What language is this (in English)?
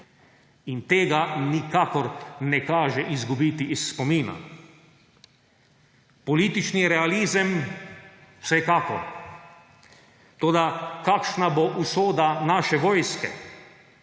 Slovenian